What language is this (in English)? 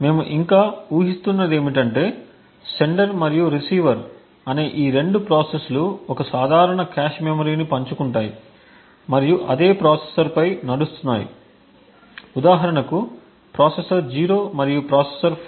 Telugu